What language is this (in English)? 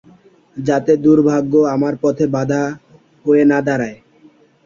Bangla